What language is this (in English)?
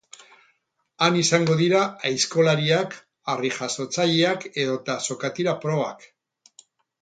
Basque